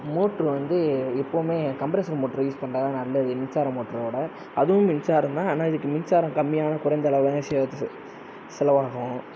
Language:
Tamil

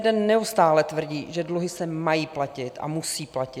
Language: Czech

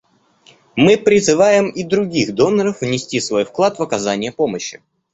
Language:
Russian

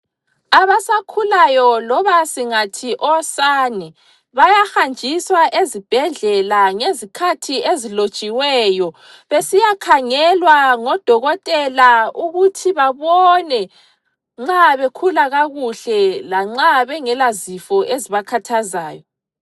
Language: North Ndebele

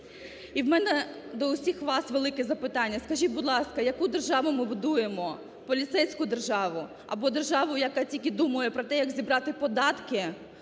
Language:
Ukrainian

